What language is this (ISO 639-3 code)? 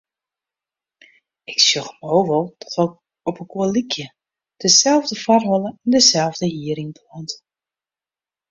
fry